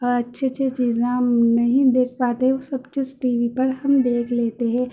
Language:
Urdu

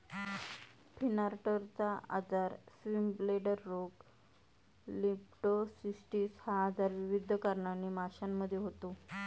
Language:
Marathi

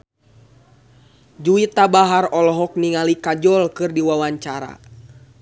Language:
Sundanese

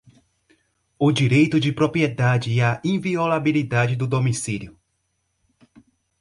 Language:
Portuguese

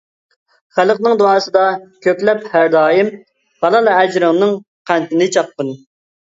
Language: Uyghur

